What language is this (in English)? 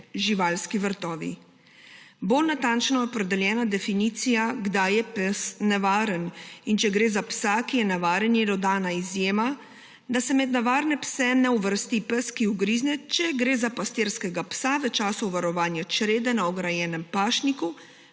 Slovenian